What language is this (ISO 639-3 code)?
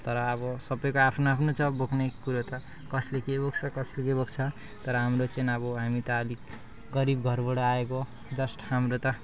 nep